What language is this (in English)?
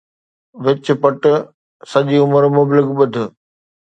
Sindhi